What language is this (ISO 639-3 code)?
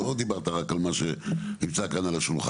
heb